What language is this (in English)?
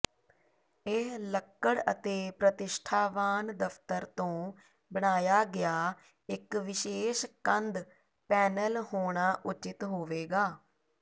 Punjabi